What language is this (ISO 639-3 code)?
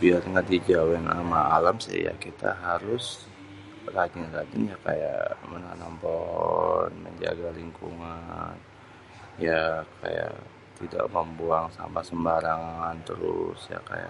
bew